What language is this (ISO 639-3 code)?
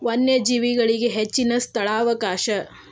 kan